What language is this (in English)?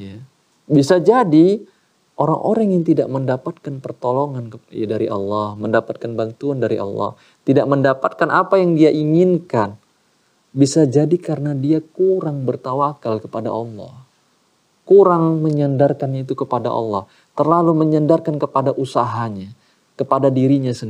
Indonesian